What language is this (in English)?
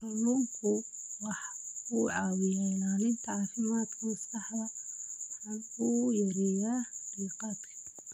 Somali